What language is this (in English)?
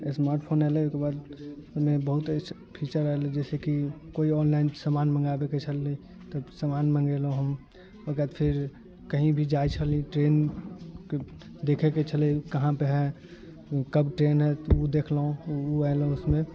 Maithili